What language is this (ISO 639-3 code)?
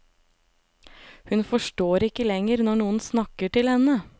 nor